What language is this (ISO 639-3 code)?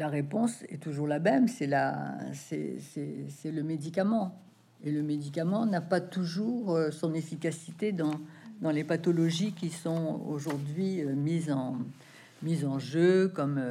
fra